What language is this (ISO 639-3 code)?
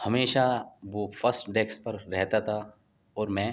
urd